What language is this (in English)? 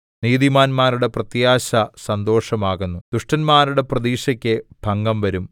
Malayalam